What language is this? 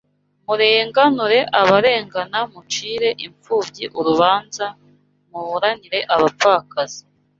Kinyarwanda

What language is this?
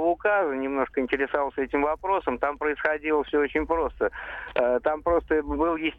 Russian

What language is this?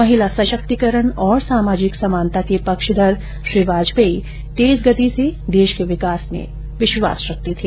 Hindi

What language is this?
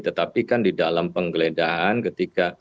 Indonesian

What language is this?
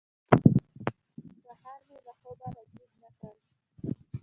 Pashto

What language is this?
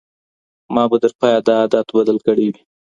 Pashto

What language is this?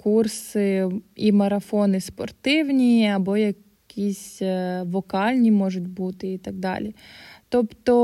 Ukrainian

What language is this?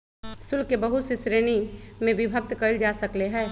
Magahi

